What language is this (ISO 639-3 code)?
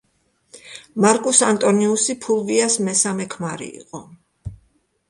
kat